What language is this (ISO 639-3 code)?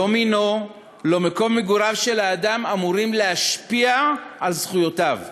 heb